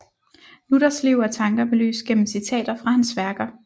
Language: Danish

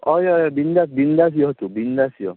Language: Konkani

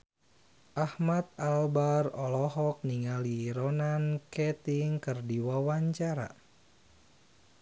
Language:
Sundanese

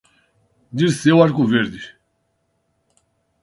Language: Portuguese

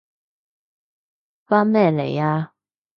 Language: Cantonese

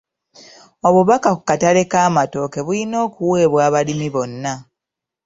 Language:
Ganda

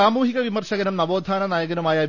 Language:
Malayalam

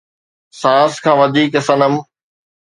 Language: Sindhi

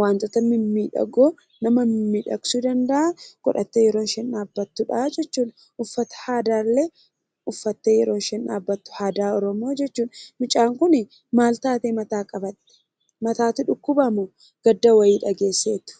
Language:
Oromo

